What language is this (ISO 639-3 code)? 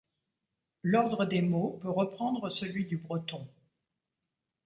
fra